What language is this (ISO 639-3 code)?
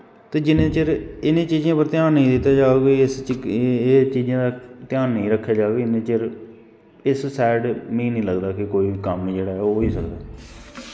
doi